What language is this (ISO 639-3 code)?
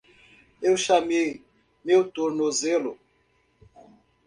por